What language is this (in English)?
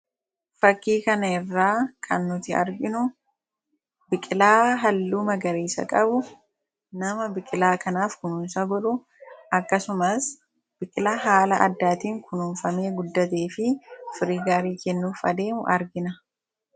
Oromo